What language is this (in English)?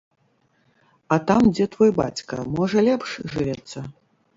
Belarusian